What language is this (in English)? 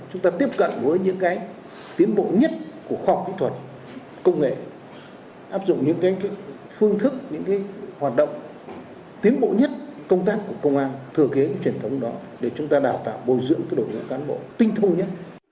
Vietnamese